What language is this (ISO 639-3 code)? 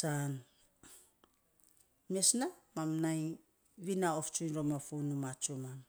sps